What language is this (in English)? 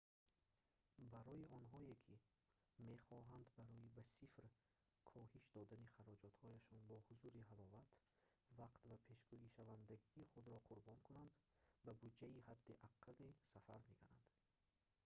Tajik